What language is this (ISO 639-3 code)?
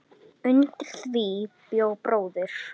isl